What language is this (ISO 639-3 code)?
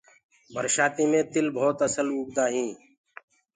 ggg